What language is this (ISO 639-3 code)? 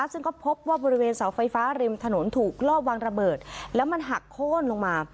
tha